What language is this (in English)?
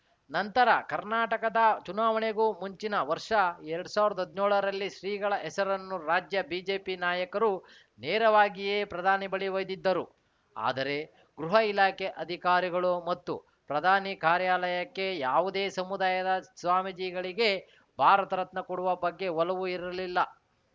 Kannada